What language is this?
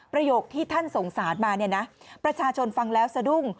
Thai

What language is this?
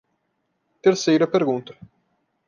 Portuguese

